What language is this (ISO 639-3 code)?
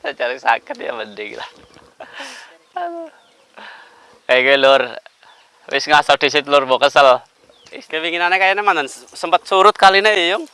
ind